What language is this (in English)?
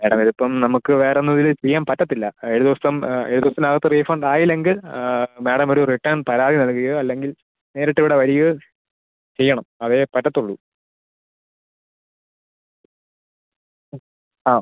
Malayalam